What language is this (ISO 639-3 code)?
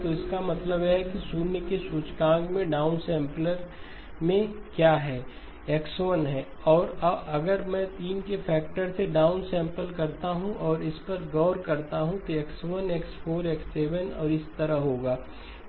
hin